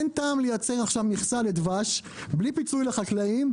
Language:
Hebrew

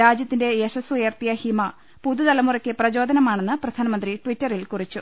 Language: Malayalam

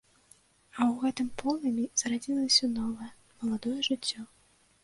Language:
Belarusian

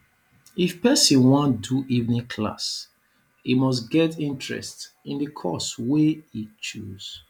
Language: Nigerian Pidgin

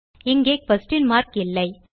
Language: Tamil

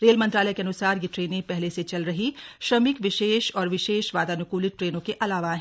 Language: Hindi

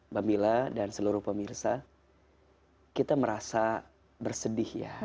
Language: Indonesian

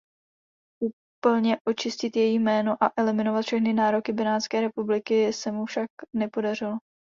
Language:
Czech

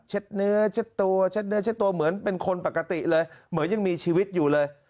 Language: Thai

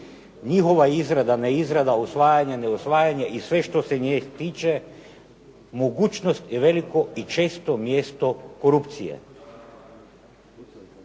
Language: Croatian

